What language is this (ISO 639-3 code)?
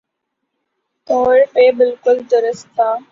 urd